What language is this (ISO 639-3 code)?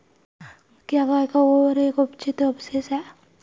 hin